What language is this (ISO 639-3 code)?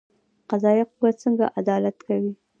pus